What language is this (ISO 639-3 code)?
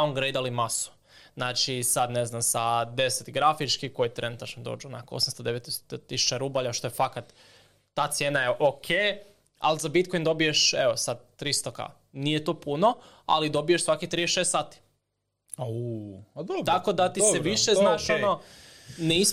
hrv